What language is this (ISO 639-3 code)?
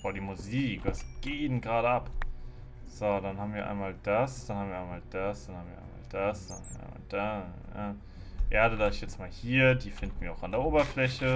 deu